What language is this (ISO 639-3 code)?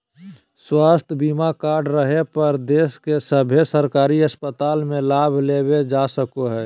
mag